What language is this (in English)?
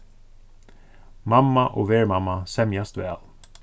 Faroese